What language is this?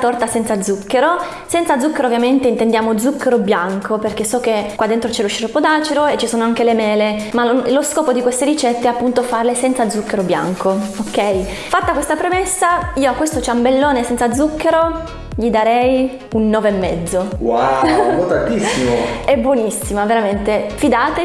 Italian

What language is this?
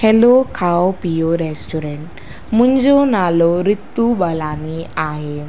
Sindhi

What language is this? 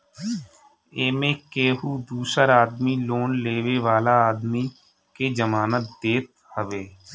Bhojpuri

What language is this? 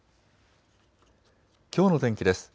Japanese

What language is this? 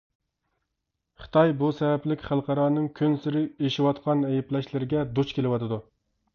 Uyghur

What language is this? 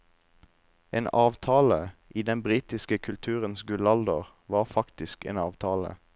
Norwegian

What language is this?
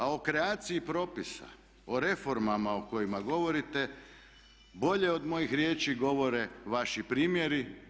Croatian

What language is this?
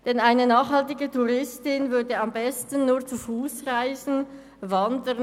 Swiss German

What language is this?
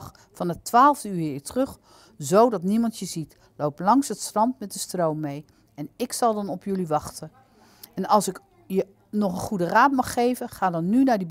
Dutch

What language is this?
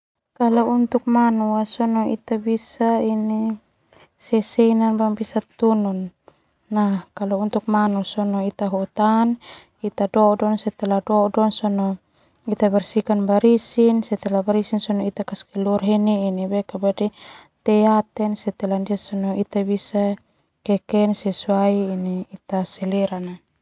Termanu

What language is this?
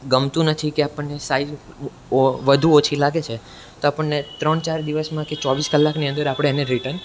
Gujarati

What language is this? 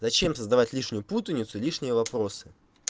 Russian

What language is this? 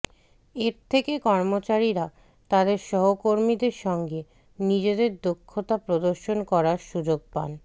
Bangla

